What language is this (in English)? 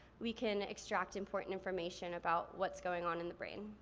English